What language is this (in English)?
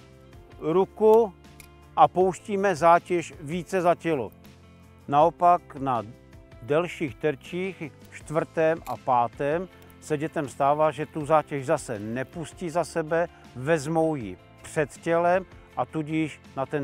Czech